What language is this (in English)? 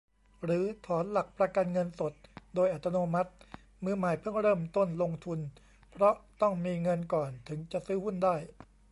Thai